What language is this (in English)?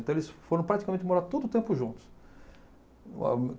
Portuguese